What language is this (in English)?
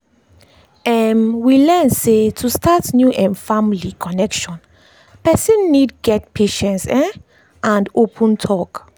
Nigerian Pidgin